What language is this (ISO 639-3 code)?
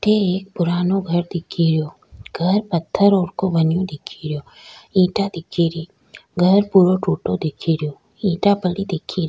raj